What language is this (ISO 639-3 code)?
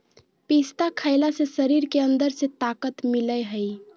mag